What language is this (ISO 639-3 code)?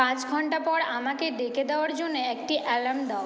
ben